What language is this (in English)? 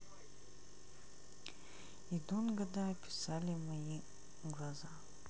Russian